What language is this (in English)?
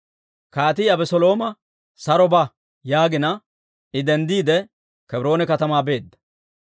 Dawro